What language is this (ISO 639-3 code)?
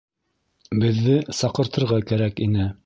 bak